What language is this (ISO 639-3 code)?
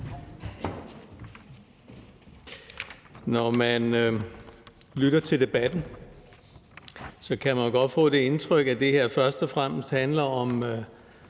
dan